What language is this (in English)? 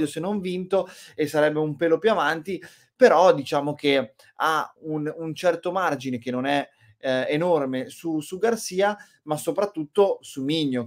Italian